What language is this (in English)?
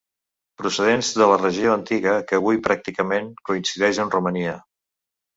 Catalan